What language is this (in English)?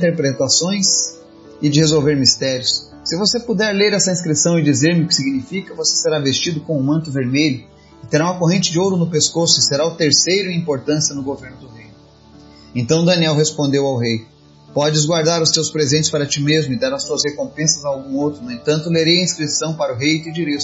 Portuguese